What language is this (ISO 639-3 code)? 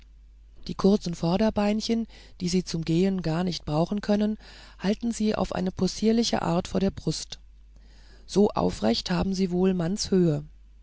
deu